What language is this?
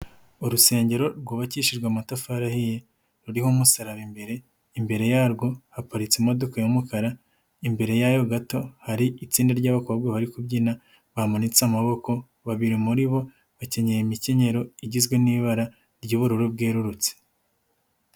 Kinyarwanda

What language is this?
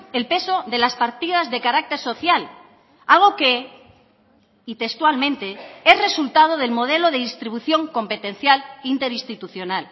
Spanish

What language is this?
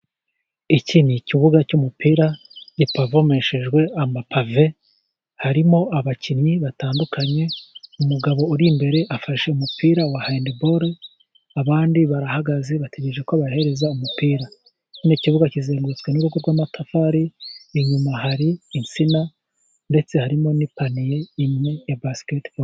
Kinyarwanda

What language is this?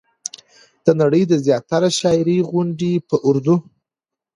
Pashto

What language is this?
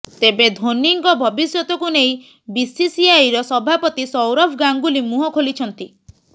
Odia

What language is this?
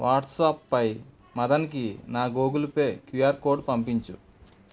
Telugu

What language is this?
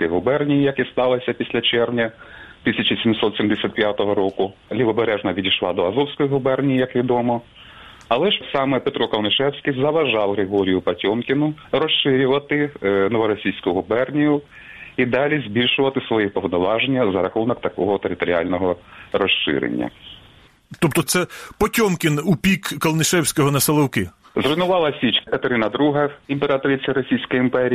Ukrainian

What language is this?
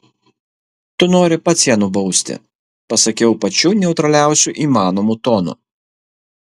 Lithuanian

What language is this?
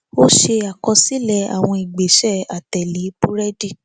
Yoruba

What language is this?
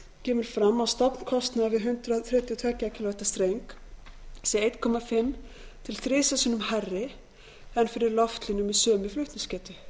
Icelandic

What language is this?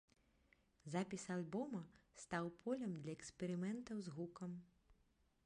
Belarusian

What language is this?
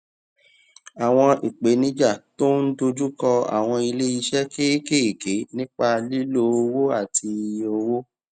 Yoruba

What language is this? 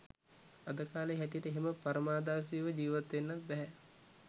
Sinhala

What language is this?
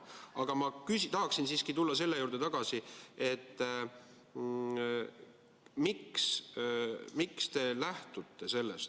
Estonian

